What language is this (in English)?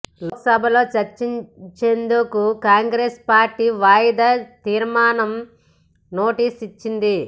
Telugu